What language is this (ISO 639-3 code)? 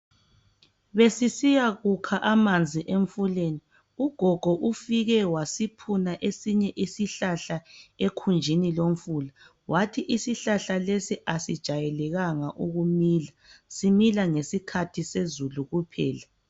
nde